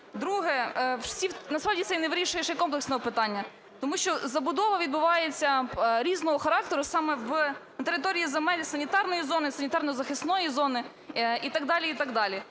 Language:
Ukrainian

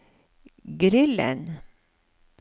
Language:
Norwegian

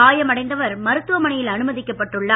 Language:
Tamil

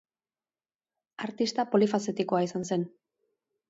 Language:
Basque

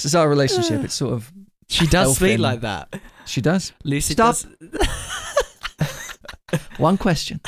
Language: English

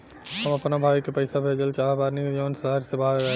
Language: Bhojpuri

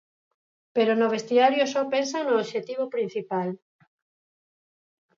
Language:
Galician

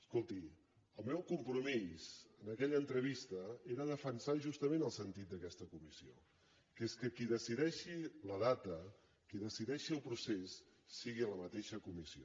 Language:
Catalan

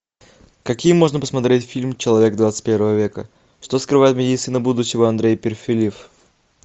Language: Russian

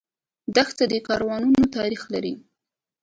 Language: Pashto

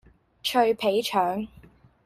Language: Cantonese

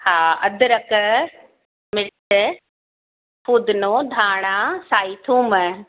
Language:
Sindhi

